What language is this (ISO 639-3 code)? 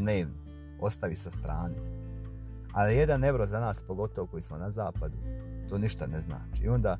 hrv